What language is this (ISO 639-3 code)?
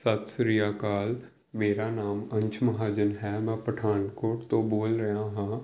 pan